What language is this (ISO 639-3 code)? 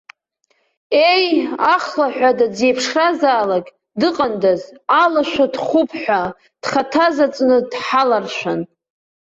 abk